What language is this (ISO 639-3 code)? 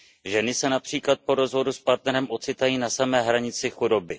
ces